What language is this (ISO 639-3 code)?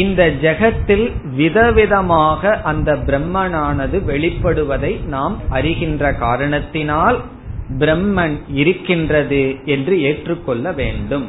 tam